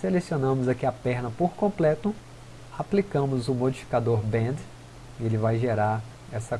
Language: Portuguese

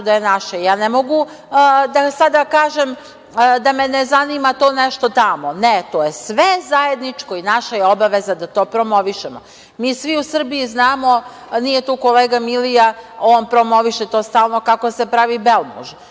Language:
Serbian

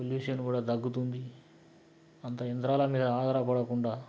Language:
Telugu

